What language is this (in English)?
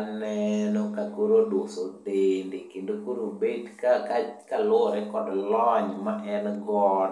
Luo (Kenya and Tanzania)